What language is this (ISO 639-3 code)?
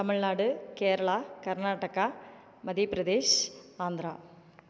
tam